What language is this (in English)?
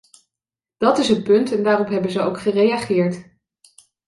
Dutch